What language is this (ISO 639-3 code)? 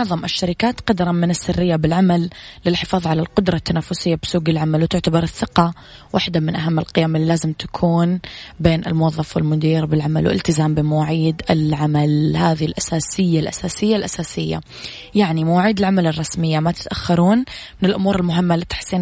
ara